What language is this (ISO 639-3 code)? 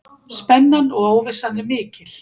isl